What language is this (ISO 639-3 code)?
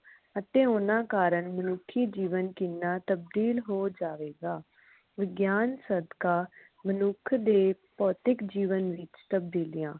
pan